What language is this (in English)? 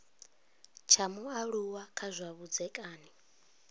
Venda